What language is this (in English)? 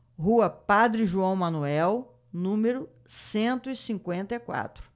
Portuguese